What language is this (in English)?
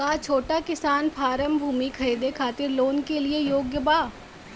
Bhojpuri